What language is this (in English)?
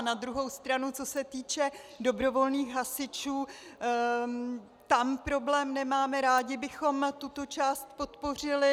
Czech